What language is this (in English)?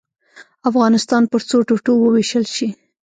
Pashto